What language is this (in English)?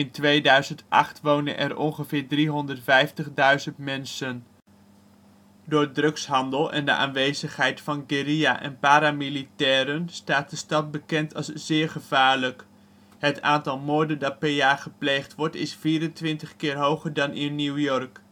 Dutch